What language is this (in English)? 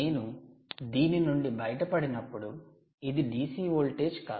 Telugu